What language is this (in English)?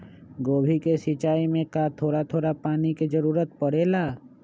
Magahi